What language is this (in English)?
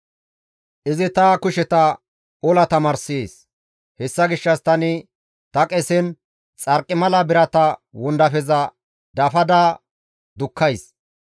Gamo